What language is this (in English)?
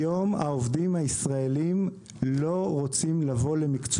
Hebrew